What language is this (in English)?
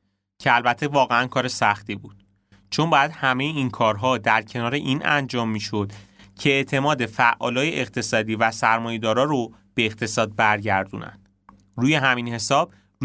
Persian